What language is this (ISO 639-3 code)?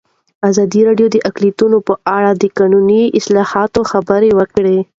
pus